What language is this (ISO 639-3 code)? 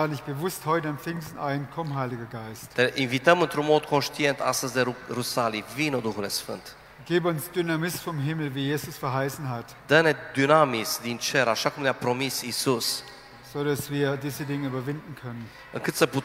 ron